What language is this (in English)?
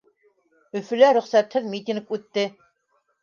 Bashkir